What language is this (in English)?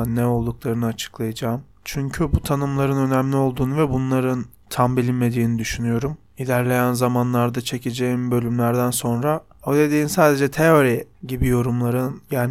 Turkish